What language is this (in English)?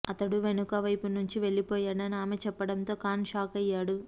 Telugu